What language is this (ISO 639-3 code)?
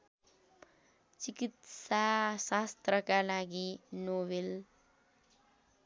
nep